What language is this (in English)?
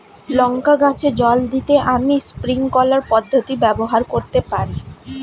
Bangla